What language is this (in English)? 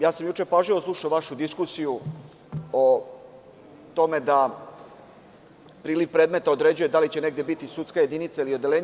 Serbian